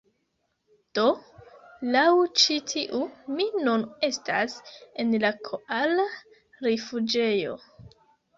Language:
Esperanto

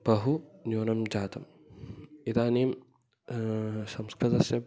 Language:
Sanskrit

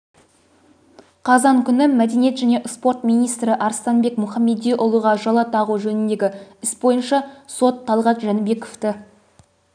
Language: Kazakh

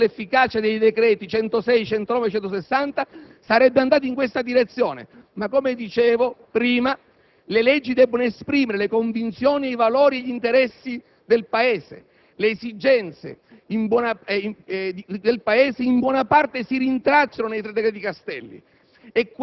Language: Italian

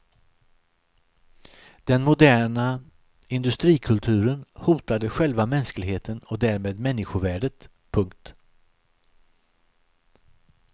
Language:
Swedish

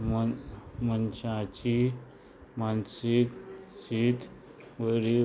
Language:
Konkani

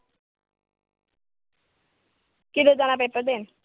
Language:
Punjabi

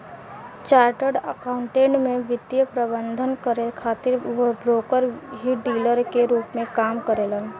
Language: Bhojpuri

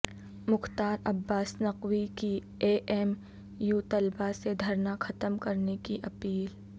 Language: Urdu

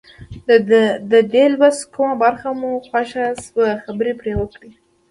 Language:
Pashto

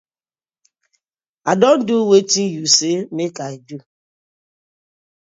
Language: Nigerian Pidgin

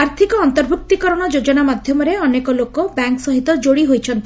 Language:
Odia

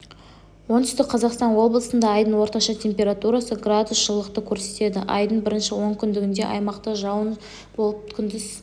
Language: Kazakh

